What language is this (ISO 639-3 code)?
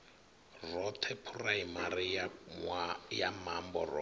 ven